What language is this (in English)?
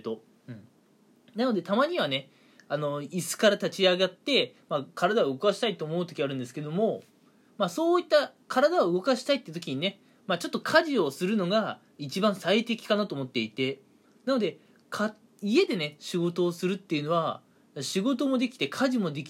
Japanese